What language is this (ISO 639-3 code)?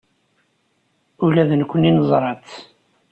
kab